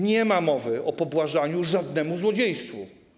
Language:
Polish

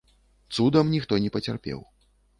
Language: Belarusian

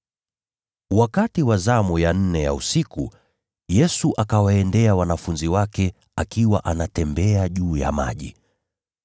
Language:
Swahili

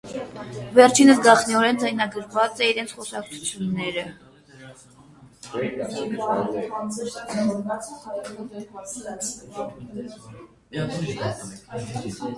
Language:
Armenian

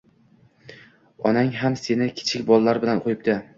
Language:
Uzbek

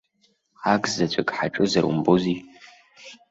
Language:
Abkhazian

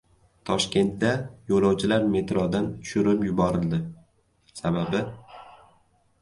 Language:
Uzbek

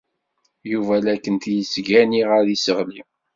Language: Kabyle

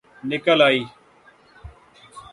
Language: Urdu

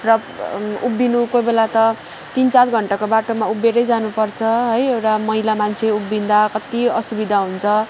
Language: Nepali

